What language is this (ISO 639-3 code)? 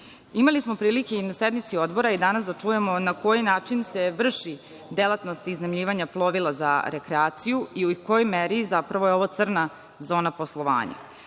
srp